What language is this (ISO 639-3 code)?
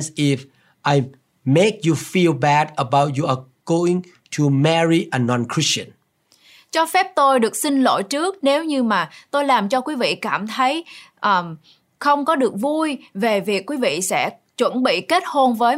vie